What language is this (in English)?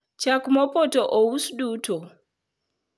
Luo (Kenya and Tanzania)